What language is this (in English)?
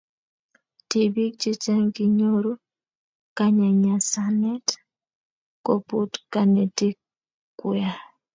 Kalenjin